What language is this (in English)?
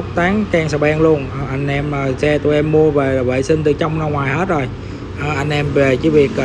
Vietnamese